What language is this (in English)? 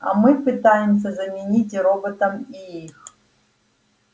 Russian